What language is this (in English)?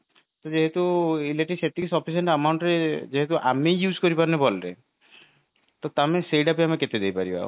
Odia